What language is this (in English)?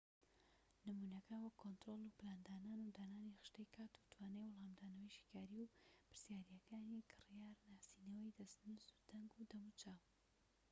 Central Kurdish